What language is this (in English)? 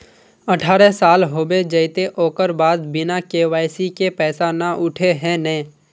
Magahi